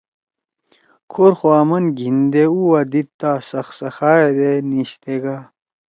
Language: Torwali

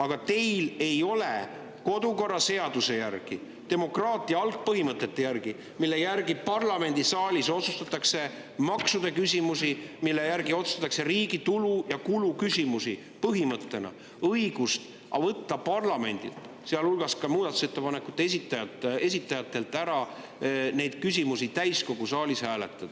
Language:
Estonian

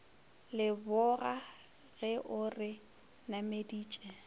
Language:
Northern Sotho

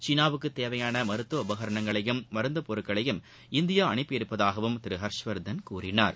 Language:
Tamil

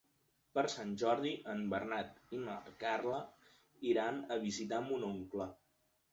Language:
Catalan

